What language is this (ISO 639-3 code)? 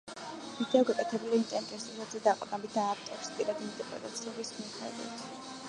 kat